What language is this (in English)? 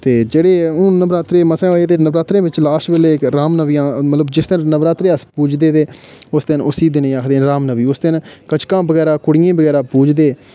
Dogri